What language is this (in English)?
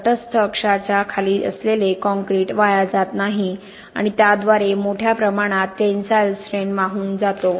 Marathi